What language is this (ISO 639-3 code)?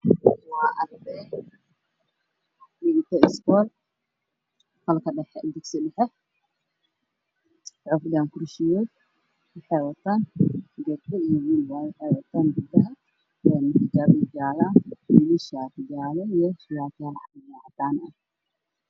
som